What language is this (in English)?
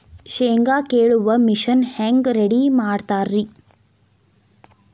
Kannada